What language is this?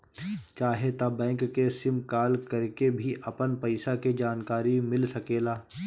Bhojpuri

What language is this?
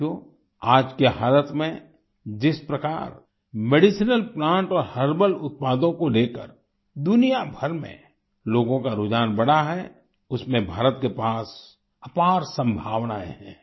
Hindi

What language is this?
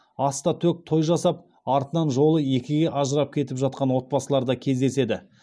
Kazakh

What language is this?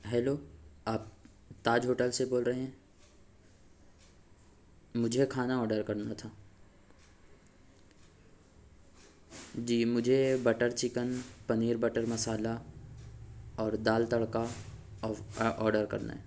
Urdu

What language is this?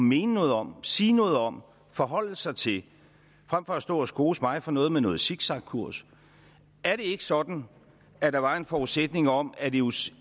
Danish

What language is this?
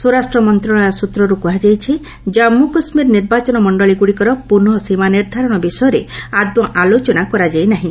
Odia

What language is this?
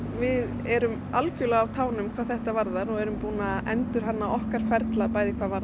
Icelandic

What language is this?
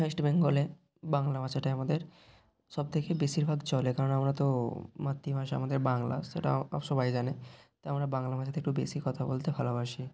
Bangla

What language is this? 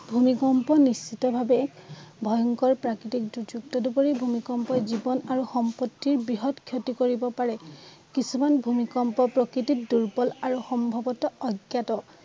Assamese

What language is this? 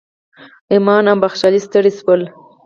Pashto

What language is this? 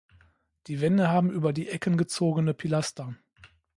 German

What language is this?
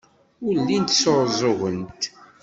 Kabyle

